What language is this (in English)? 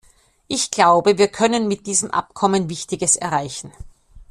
German